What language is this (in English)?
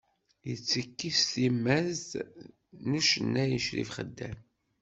Kabyle